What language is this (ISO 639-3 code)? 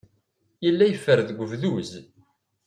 kab